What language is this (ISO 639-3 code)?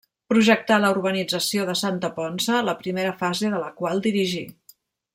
cat